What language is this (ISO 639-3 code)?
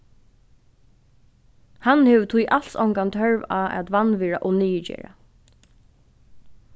fao